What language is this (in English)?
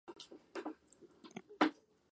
Spanish